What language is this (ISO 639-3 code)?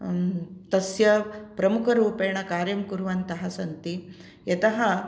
san